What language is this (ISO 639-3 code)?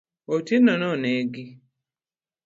luo